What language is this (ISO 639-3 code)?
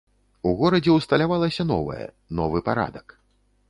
bel